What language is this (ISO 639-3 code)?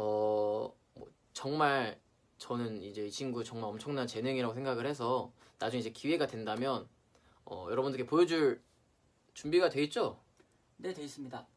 kor